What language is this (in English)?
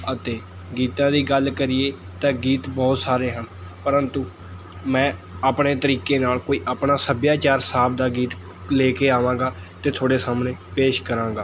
Punjabi